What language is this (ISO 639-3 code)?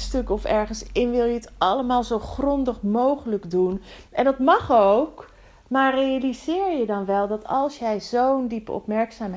nld